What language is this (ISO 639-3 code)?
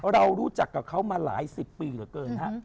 tha